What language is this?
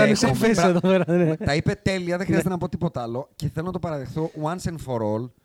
Greek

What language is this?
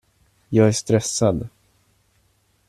Swedish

